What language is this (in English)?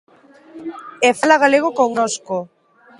Galician